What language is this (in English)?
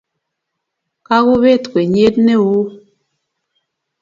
Kalenjin